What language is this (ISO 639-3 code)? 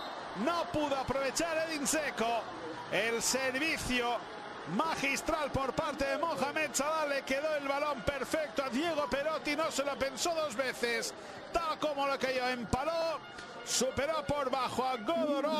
spa